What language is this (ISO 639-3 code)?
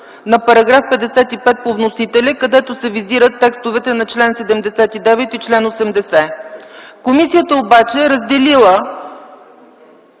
bul